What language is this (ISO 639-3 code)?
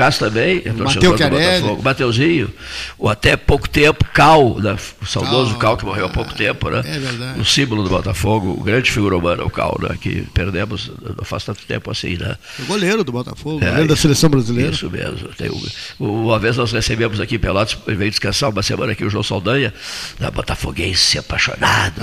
por